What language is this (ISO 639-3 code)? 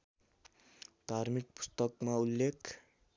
nep